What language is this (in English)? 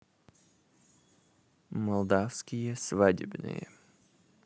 Russian